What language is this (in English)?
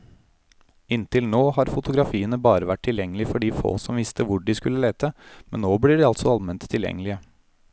Norwegian